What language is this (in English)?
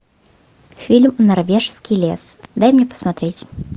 Russian